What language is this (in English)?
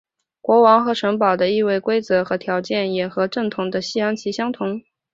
Chinese